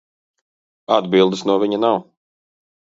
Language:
Latvian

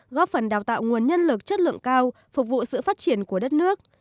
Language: Vietnamese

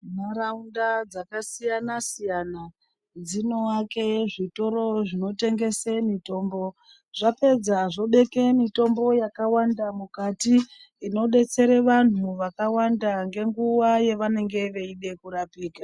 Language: Ndau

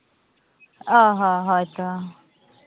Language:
Santali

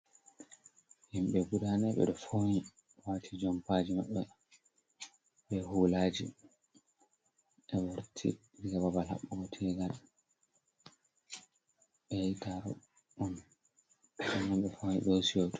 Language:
Fula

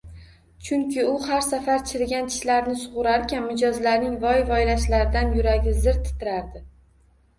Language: Uzbek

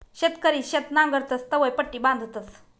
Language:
Marathi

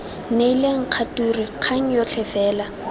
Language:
Tswana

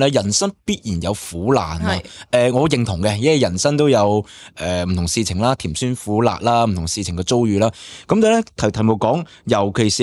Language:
Chinese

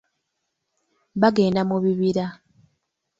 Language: Ganda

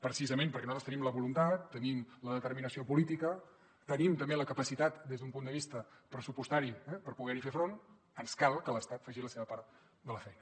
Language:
Catalan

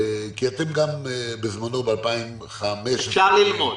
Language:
Hebrew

